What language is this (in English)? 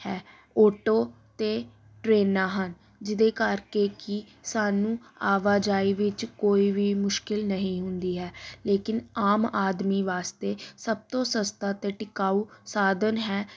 Punjabi